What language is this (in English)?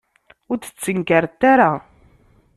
Kabyle